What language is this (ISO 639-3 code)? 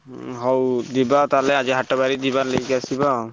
ori